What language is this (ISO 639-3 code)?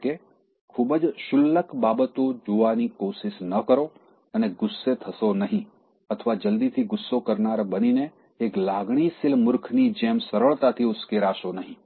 guj